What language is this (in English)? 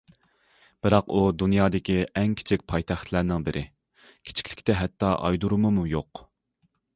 Uyghur